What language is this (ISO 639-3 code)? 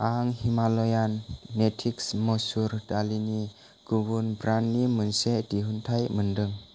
brx